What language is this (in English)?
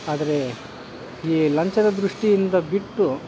Kannada